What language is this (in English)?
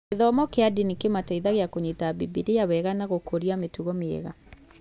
Kikuyu